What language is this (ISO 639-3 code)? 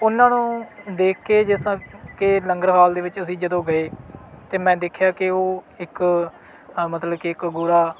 pan